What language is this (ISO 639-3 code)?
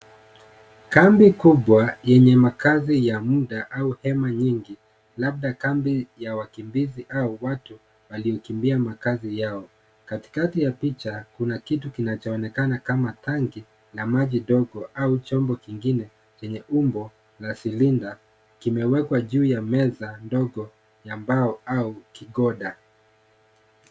swa